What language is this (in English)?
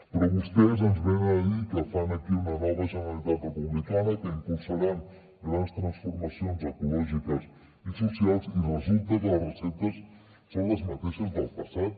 Catalan